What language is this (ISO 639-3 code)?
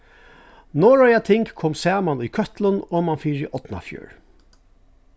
fao